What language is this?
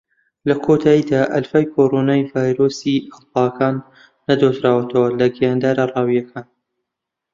Central Kurdish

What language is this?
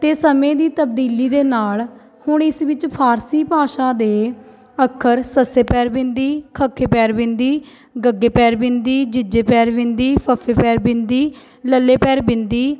Punjabi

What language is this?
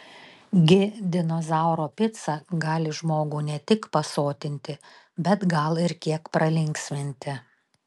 Lithuanian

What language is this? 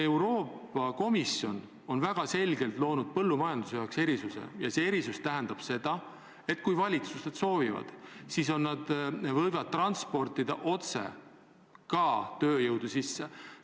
Estonian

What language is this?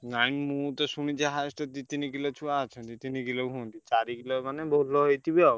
Odia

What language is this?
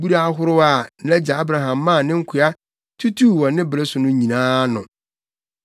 Akan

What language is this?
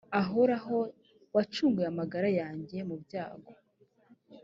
Kinyarwanda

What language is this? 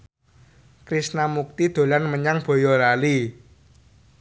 Javanese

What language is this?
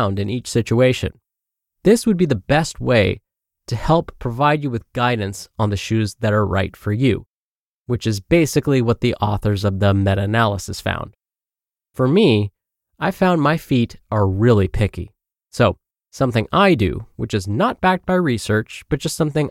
English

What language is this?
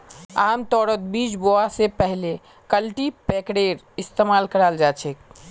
Magahi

